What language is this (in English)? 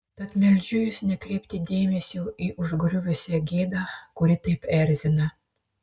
Lithuanian